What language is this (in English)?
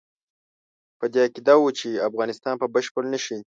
Pashto